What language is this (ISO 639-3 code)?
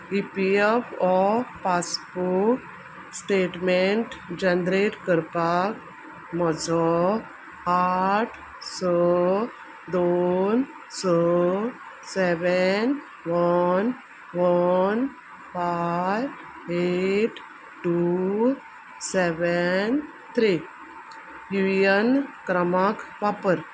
kok